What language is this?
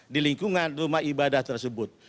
Indonesian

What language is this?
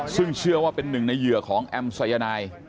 Thai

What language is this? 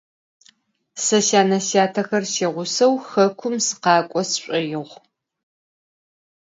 Adyghe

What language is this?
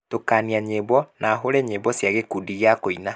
Kikuyu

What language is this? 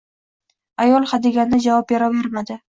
Uzbek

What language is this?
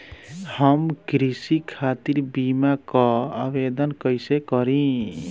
Bhojpuri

